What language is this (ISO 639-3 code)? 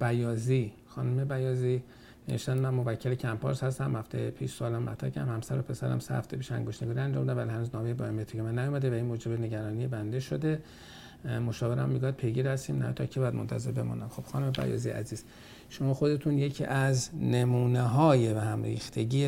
fas